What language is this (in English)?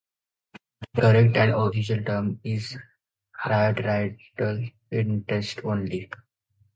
English